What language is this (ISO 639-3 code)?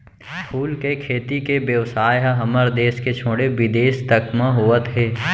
hne